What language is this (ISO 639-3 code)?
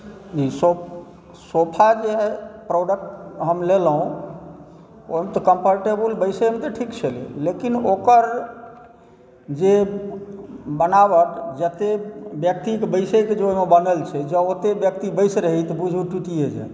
mai